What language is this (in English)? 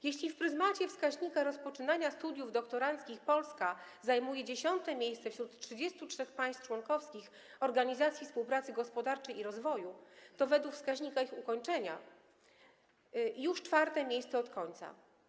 Polish